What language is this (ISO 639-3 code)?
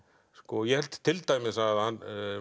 isl